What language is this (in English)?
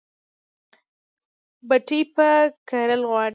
Pashto